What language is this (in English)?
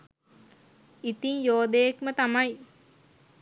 Sinhala